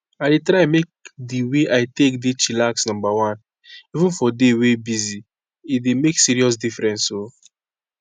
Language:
Nigerian Pidgin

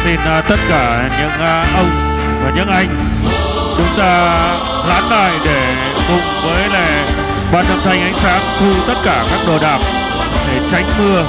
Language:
Vietnamese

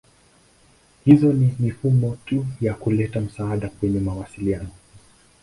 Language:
Swahili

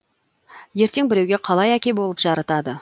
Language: Kazakh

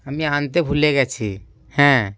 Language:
Bangla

